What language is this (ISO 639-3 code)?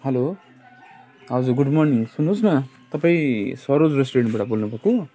nep